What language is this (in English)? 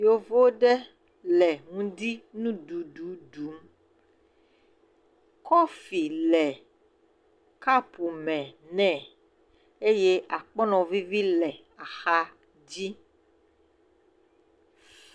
Ewe